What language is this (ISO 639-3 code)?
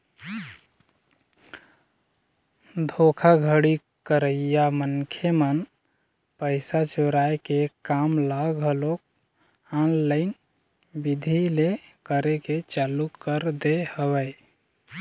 hne